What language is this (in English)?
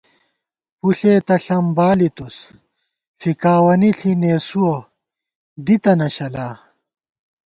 Gawar-Bati